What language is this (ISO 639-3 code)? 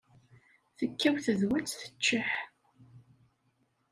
kab